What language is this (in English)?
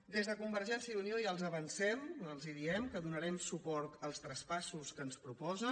Catalan